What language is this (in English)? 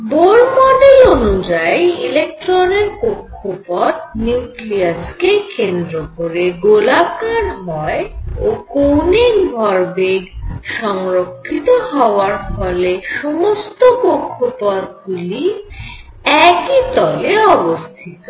Bangla